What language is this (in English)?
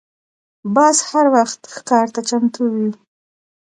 Pashto